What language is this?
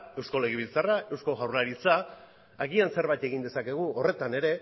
Basque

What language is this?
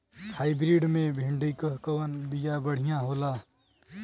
Bhojpuri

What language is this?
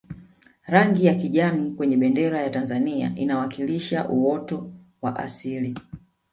Swahili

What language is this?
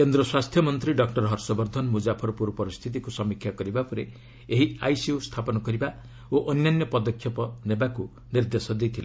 Odia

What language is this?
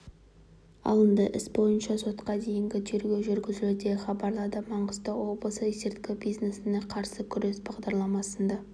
Kazakh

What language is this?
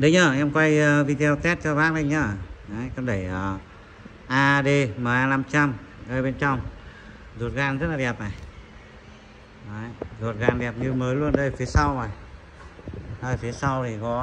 Vietnamese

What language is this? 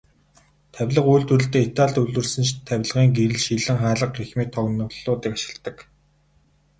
Mongolian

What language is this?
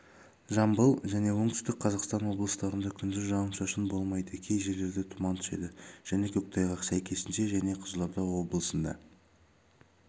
Kazakh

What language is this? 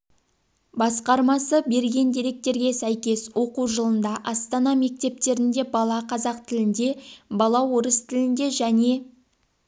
Kazakh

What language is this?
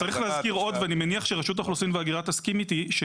Hebrew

